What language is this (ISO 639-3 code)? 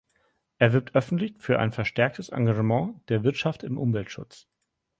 deu